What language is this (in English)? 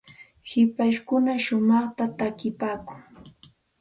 Santa Ana de Tusi Pasco Quechua